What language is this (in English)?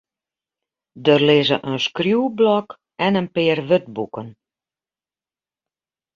Western Frisian